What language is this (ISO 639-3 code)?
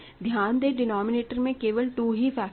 hin